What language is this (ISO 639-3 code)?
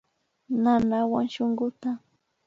qvi